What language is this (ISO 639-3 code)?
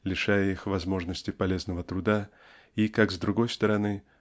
rus